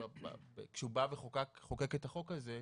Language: Hebrew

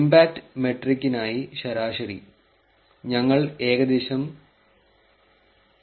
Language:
Malayalam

